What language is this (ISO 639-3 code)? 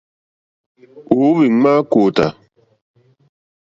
bri